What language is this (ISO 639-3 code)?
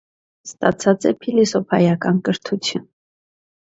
hye